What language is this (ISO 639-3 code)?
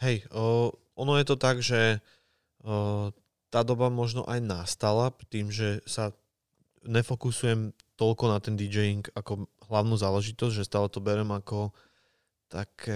slk